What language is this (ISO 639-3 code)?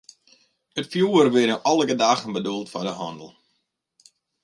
fry